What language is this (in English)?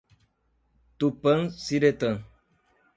Portuguese